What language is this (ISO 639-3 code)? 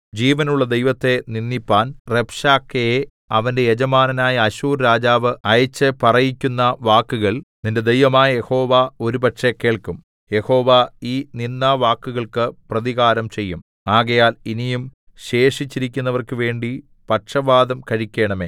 mal